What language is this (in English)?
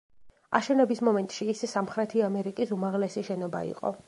Georgian